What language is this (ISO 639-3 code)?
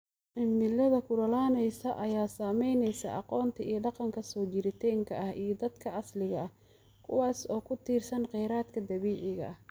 som